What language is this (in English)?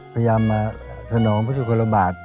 Thai